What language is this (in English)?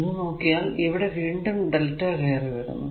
Malayalam